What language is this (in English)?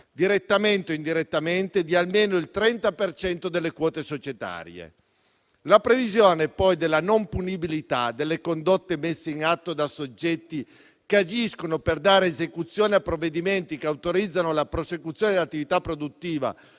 Italian